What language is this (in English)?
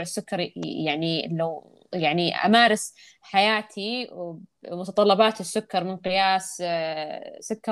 Arabic